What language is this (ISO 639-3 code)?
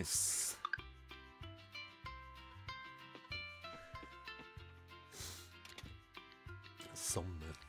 deu